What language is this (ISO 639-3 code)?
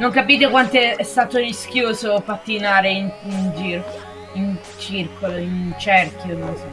ita